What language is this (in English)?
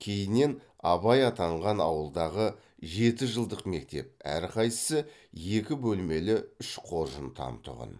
Kazakh